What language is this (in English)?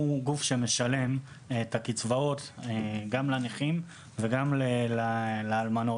Hebrew